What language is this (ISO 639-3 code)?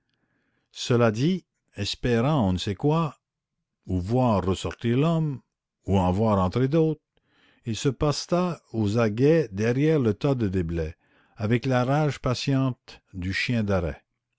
fra